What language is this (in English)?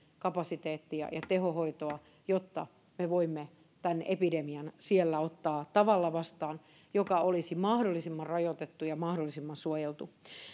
Finnish